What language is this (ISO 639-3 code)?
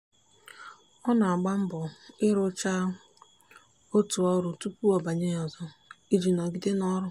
ibo